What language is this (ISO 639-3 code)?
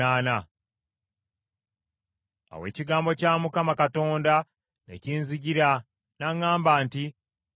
lug